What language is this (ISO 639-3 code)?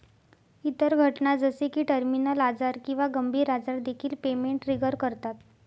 mar